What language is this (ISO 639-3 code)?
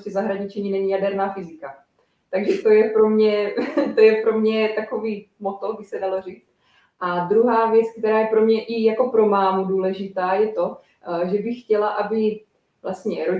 ces